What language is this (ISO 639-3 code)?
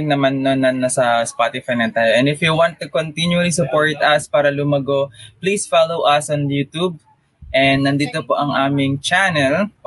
fil